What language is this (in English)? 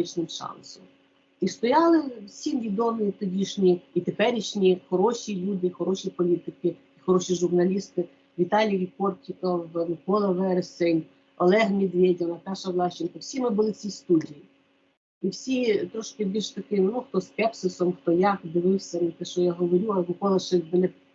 Ukrainian